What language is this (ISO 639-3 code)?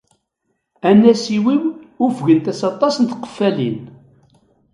kab